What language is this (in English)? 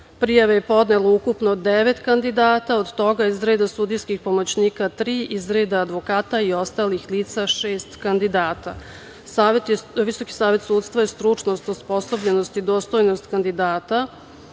Serbian